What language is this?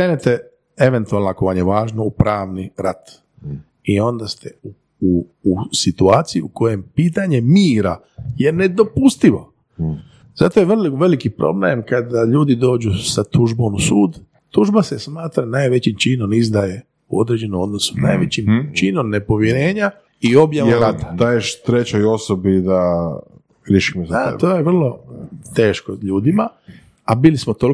Croatian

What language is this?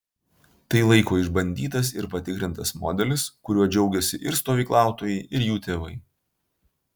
Lithuanian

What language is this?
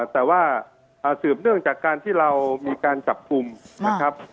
Thai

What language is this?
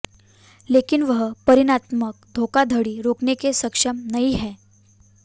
Hindi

